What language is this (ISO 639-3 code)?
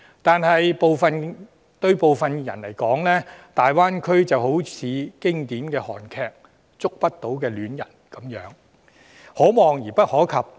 yue